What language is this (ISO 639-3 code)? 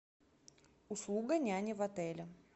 rus